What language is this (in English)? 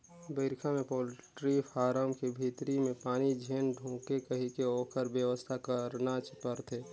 Chhattisgarhi